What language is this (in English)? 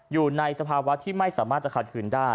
Thai